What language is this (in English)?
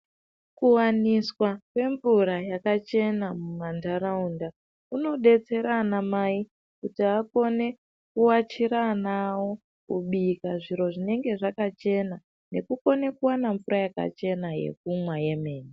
Ndau